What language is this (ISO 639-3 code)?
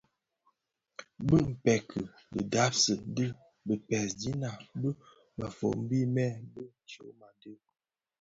ksf